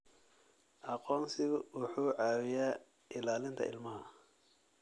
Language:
Somali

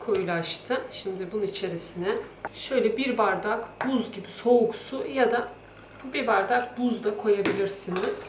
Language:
Turkish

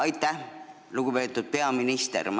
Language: Estonian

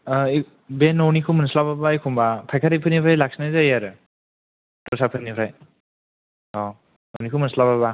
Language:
Bodo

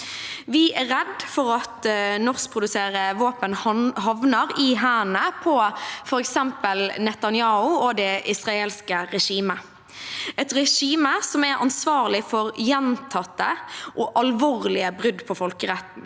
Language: Norwegian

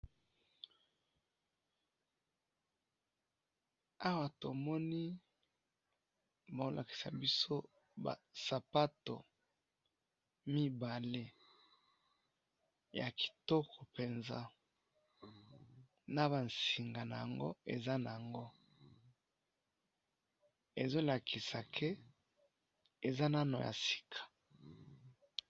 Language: Lingala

